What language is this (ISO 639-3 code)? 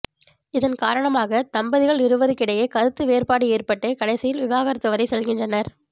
tam